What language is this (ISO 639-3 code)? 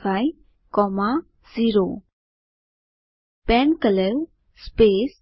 guj